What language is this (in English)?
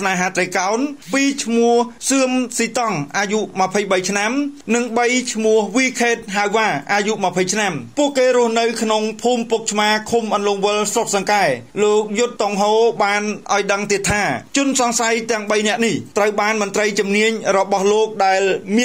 Thai